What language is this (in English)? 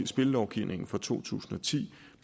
Danish